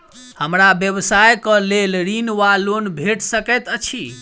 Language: Maithili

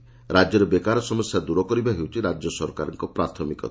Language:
Odia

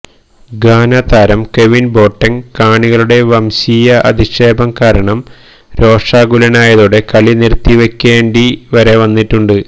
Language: Malayalam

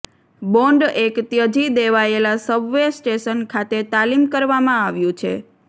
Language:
Gujarati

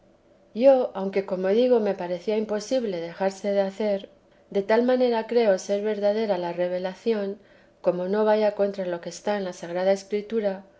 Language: Spanish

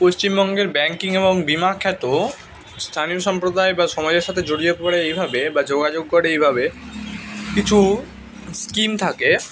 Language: Bangla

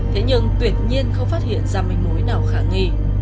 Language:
Vietnamese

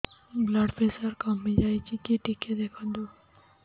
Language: Odia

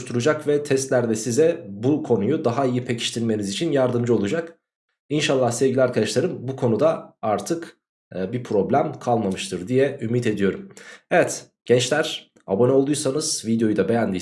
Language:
Turkish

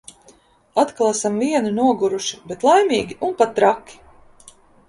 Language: Latvian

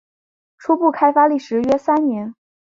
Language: Chinese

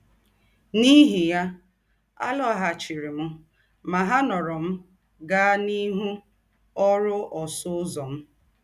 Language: Igbo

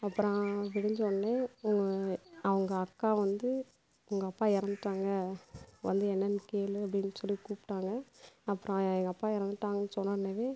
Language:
Tamil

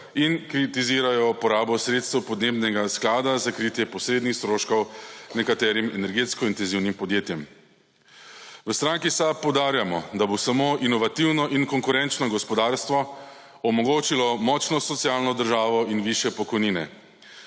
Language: Slovenian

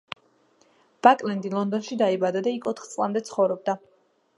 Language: Georgian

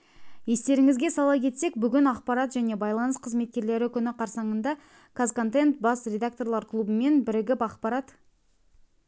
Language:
Kazakh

